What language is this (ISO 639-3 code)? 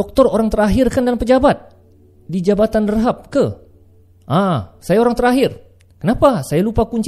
msa